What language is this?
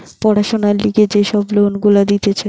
Bangla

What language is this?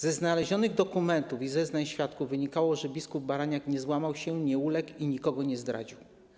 Polish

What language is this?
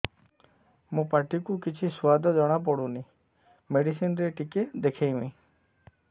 Odia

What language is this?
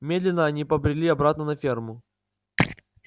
Russian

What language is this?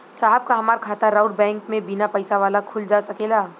Bhojpuri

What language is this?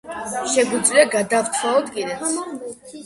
Georgian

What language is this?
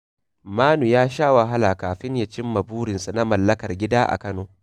Hausa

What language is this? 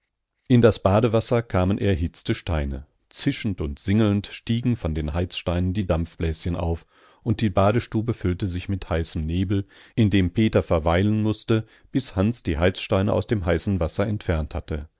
German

